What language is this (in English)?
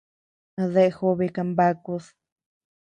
Tepeuxila Cuicatec